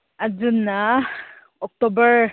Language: Manipuri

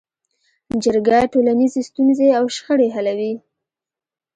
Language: Pashto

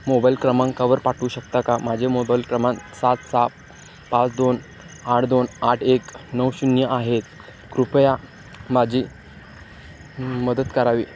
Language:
Marathi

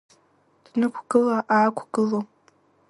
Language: Abkhazian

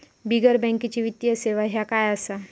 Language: Marathi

